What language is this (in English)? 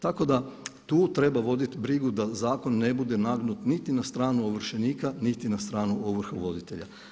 Croatian